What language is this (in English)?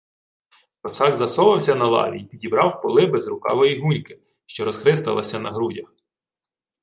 Ukrainian